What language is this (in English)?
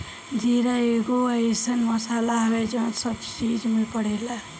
Bhojpuri